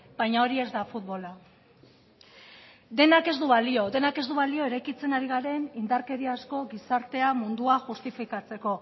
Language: Basque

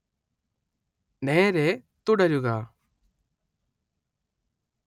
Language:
Malayalam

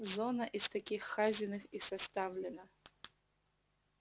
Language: Russian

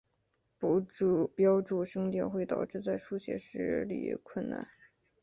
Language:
Chinese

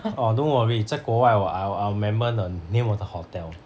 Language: English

